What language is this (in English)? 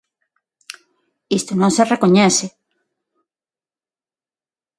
Galician